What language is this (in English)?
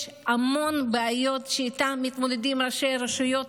Hebrew